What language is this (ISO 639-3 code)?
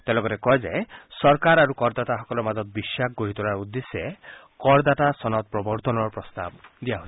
asm